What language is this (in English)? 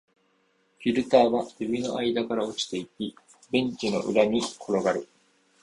Japanese